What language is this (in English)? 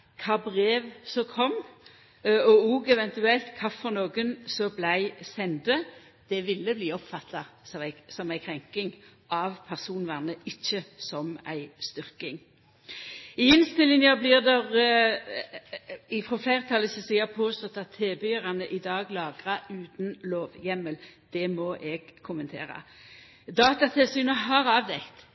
Norwegian Nynorsk